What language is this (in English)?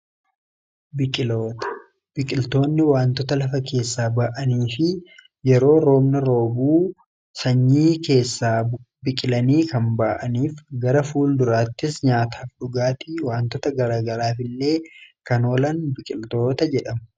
Oromo